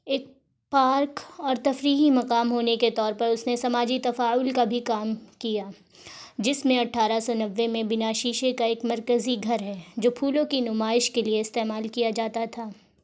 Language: Urdu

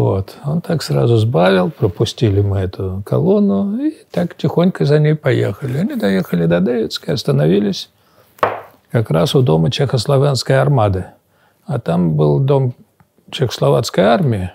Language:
Russian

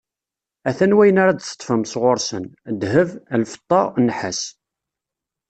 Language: Kabyle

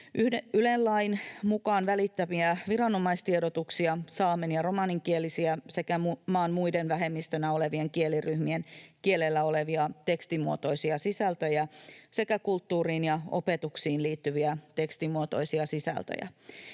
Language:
Finnish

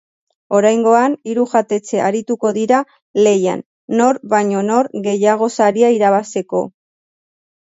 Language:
Basque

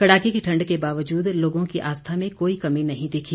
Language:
Hindi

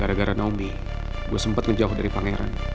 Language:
Indonesian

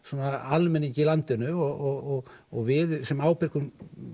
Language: Icelandic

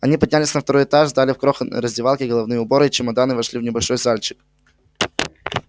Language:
Russian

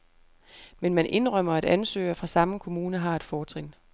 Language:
Danish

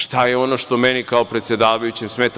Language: Serbian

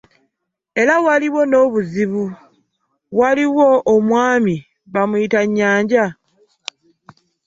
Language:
Ganda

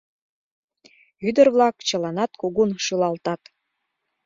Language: Mari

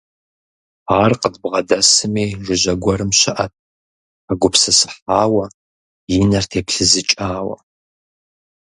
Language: Kabardian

